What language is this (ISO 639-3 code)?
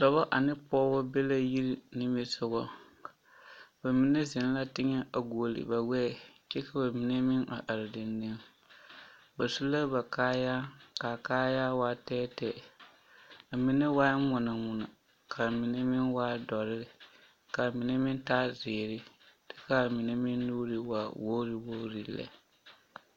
dga